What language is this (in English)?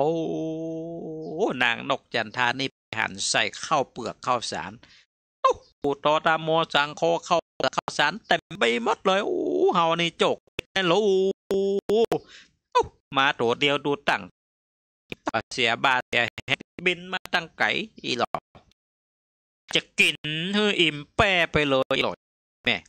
Thai